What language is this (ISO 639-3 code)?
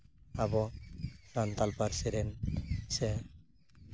sat